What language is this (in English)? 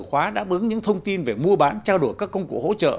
Vietnamese